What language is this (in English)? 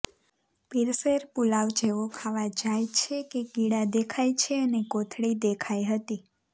Gujarati